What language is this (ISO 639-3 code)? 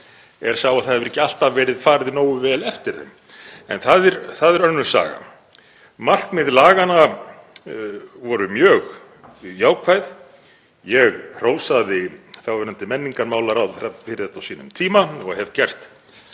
isl